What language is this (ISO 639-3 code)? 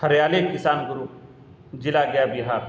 urd